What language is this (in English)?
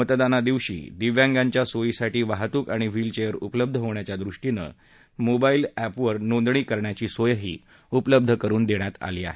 Marathi